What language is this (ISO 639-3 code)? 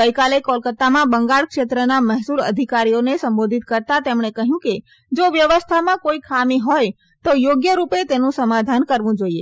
guj